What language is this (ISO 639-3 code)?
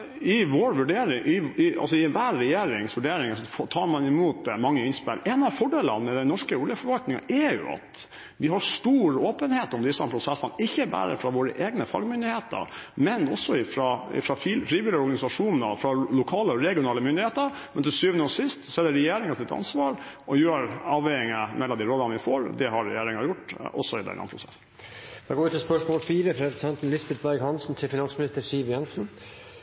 nor